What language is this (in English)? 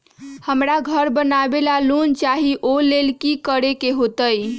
Magahi